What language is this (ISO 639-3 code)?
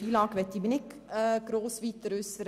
gsw